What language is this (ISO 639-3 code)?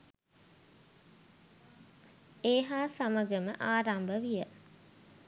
sin